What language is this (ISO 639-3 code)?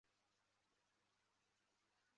zho